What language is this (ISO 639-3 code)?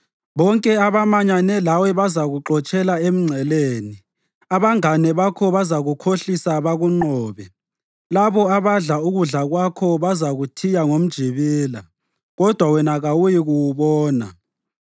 nde